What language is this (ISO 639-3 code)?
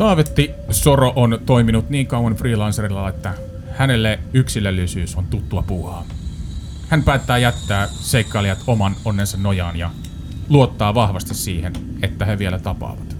fin